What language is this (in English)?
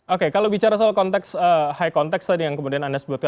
Indonesian